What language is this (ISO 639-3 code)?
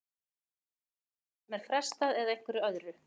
isl